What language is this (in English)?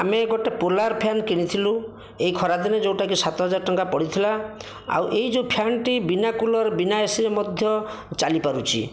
Odia